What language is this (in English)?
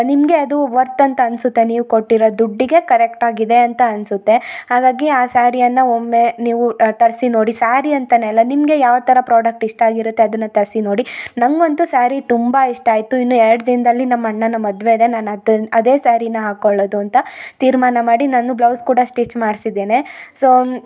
Kannada